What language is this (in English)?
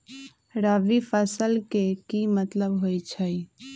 Magahi